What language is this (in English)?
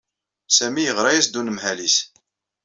Kabyle